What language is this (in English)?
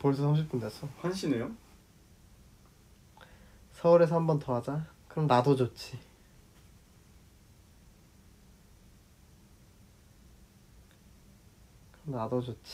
Korean